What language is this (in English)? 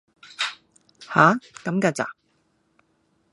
Cantonese